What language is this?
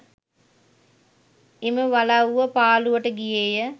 Sinhala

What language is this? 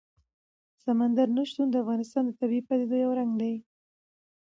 Pashto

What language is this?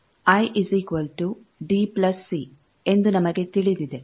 Kannada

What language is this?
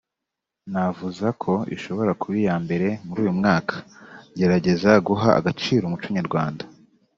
Kinyarwanda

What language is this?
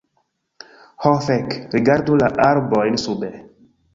Esperanto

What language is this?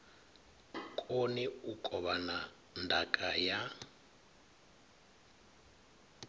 Venda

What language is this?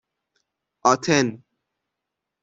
Persian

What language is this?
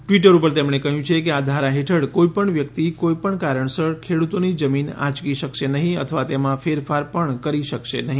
Gujarati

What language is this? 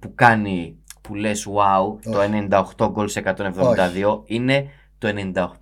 Greek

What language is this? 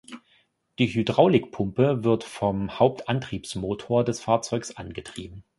German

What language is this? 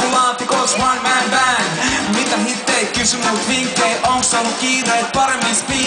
Finnish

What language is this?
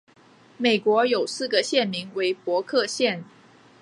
Chinese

